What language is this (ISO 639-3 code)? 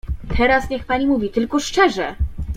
pol